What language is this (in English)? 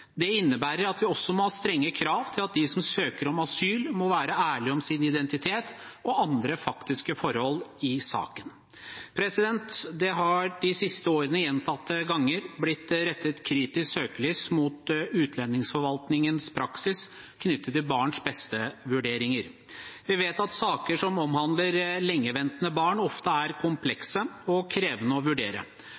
Norwegian Bokmål